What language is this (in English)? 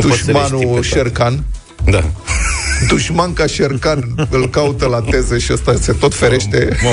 Romanian